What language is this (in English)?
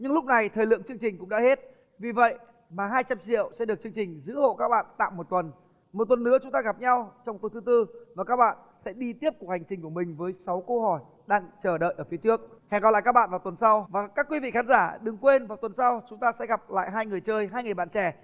Vietnamese